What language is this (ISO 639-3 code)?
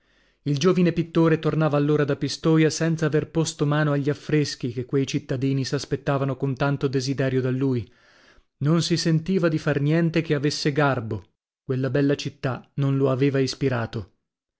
ita